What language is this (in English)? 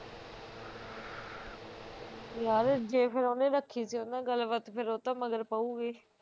Punjabi